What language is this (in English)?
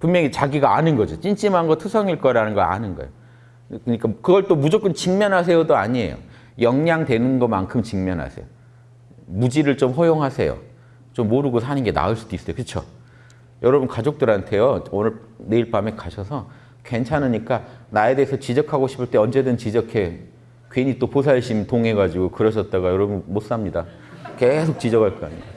Korean